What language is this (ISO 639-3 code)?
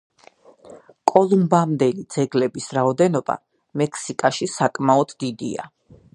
kat